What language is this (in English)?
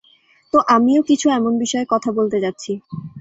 Bangla